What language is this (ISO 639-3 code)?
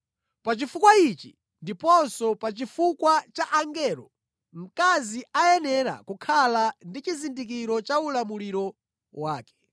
nya